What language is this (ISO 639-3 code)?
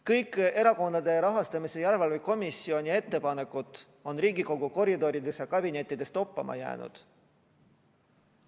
est